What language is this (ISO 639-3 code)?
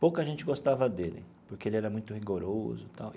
por